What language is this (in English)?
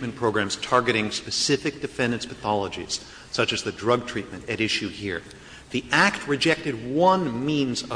English